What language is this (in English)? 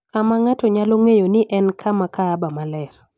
Luo (Kenya and Tanzania)